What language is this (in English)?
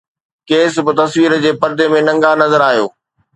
Sindhi